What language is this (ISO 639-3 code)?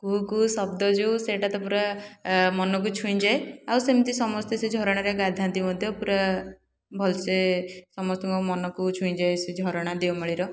ori